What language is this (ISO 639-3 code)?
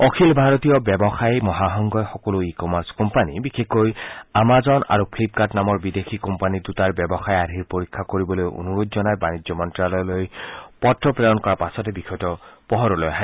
asm